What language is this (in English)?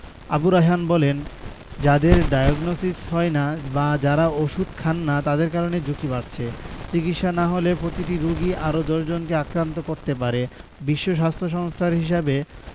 Bangla